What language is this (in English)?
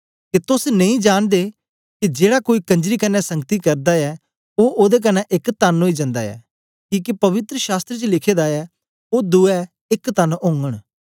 Dogri